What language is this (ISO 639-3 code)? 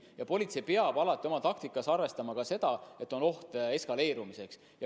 est